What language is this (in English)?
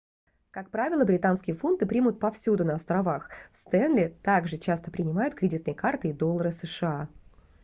Russian